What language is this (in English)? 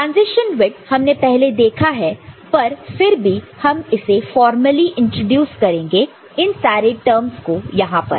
Hindi